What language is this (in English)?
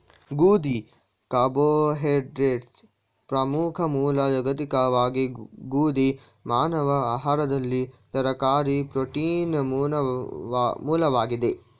Kannada